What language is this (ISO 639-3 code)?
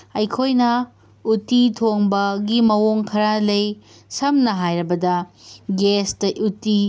mni